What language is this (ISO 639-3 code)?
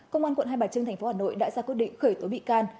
vie